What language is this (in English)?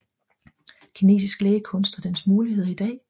Danish